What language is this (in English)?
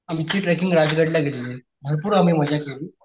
Marathi